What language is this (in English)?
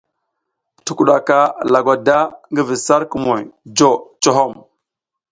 South Giziga